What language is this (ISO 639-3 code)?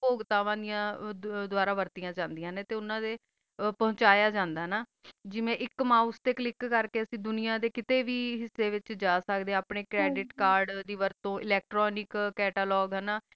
pan